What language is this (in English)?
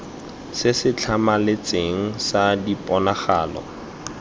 Tswana